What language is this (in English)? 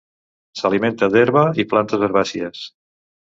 Catalan